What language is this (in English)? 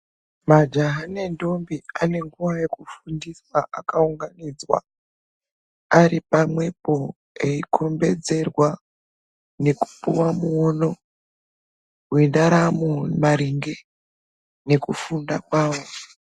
Ndau